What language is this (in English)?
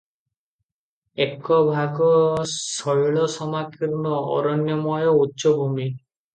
Odia